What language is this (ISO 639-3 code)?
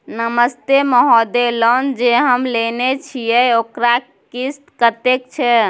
mai